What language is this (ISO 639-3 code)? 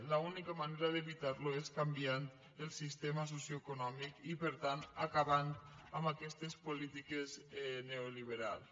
cat